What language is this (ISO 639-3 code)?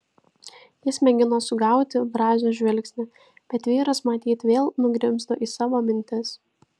lit